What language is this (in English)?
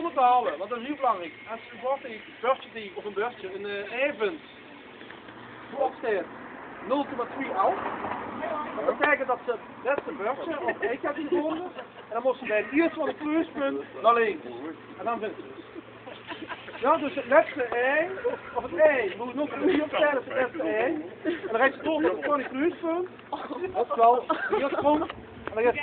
Dutch